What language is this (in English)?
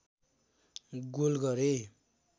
Nepali